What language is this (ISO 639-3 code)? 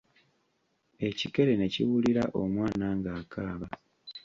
lug